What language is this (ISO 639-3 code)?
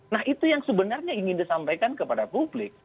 ind